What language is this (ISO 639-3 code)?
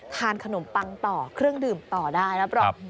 tha